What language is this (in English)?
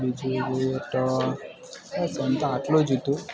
Gujarati